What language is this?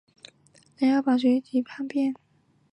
Chinese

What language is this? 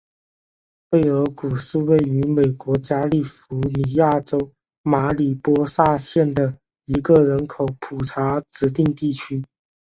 Chinese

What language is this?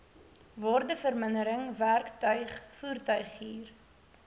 Afrikaans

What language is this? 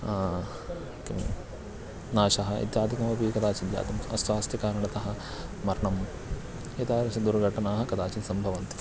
Sanskrit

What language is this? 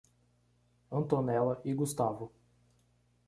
Portuguese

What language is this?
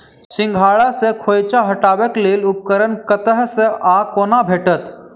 Maithili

